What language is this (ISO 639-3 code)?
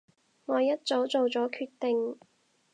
yue